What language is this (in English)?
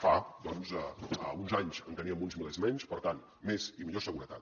Catalan